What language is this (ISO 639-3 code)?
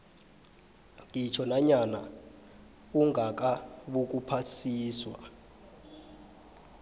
nbl